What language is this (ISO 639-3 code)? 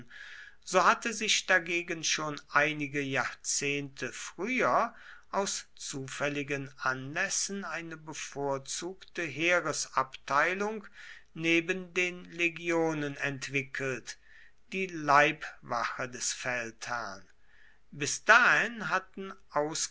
deu